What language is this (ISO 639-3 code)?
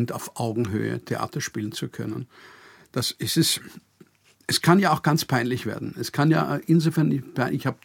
deu